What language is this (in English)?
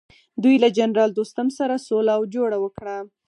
Pashto